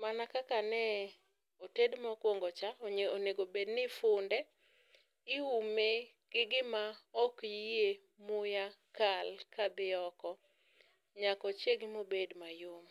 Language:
Luo (Kenya and Tanzania)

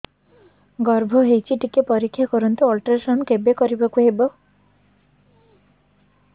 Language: Odia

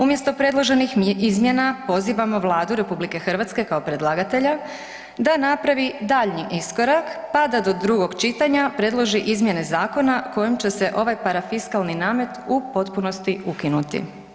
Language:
Croatian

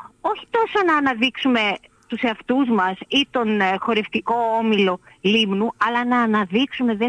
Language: Greek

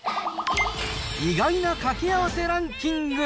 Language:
Japanese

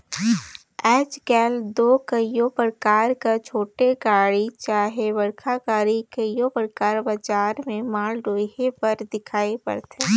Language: Chhattisgarhi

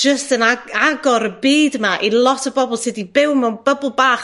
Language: Welsh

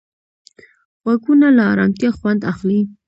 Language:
Pashto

